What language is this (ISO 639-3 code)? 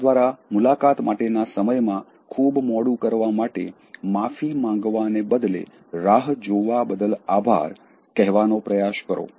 guj